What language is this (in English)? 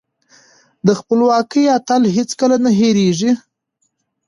Pashto